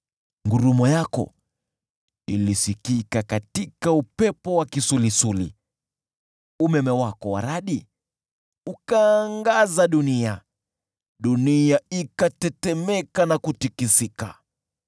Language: Swahili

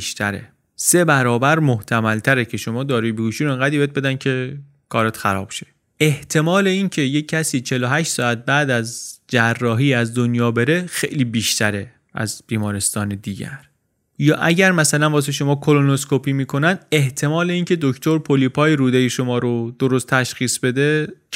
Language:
Persian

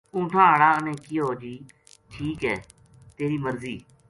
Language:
Gujari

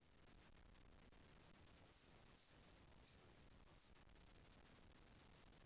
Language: Russian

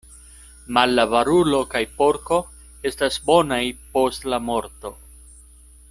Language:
Esperanto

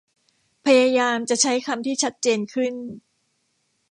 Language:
Thai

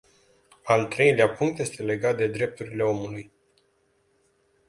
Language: Romanian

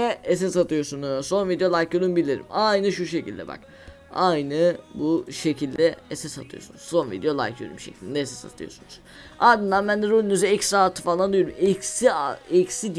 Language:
Turkish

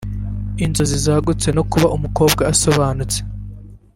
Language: Kinyarwanda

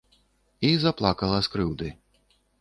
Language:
Belarusian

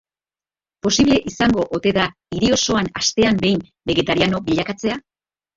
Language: Basque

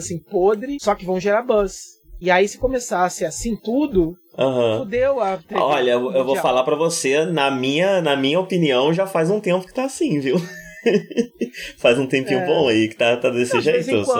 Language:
Portuguese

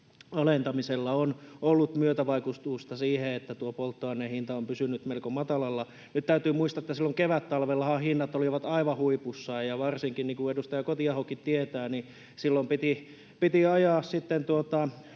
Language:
Finnish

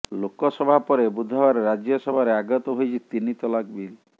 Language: Odia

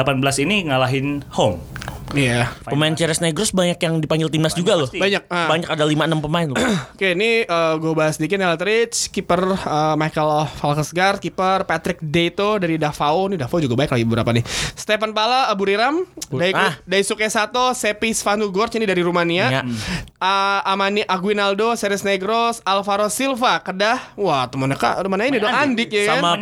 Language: Indonesian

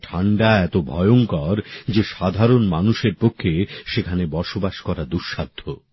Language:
Bangla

